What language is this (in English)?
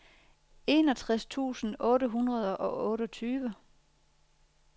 Danish